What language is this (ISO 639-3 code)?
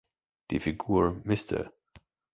deu